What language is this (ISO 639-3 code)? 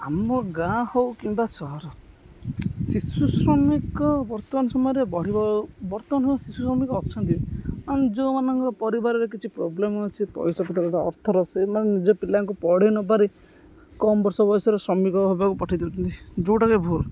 ori